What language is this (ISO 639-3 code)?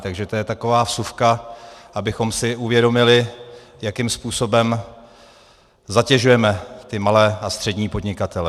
ces